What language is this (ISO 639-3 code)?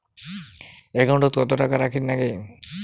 ben